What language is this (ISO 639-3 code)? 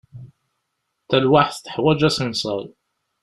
kab